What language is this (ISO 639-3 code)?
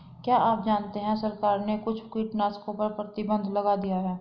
hin